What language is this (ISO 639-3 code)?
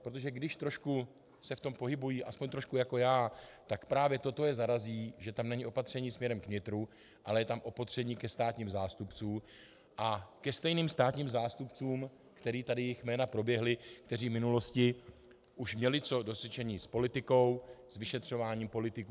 ces